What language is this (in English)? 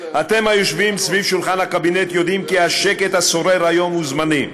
Hebrew